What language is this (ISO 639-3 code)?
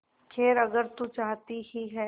hin